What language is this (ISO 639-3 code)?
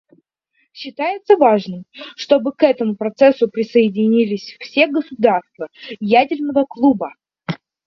rus